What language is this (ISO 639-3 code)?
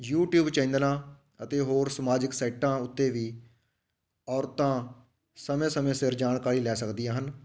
pan